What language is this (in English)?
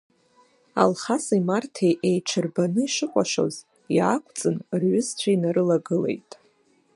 Abkhazian